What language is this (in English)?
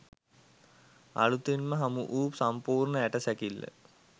Sinhala